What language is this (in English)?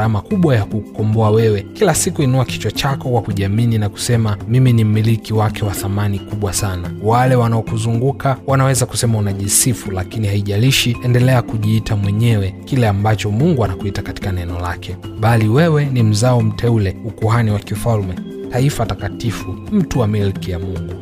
Swahili